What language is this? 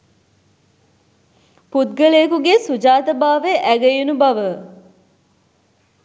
Sinhala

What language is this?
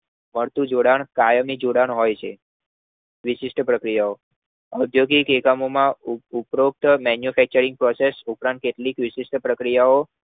Gujarati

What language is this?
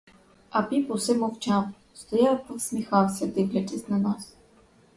Ukrainian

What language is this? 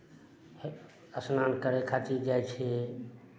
Maithili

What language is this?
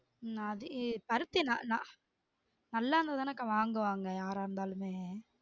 Tamil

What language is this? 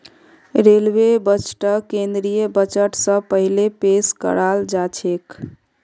Magahi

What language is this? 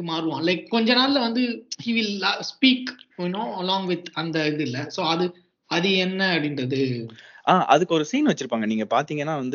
Tamil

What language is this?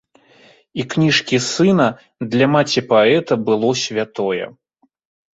Belarusian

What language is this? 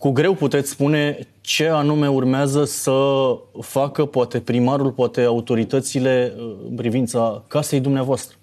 Romanian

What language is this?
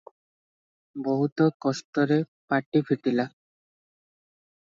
Odia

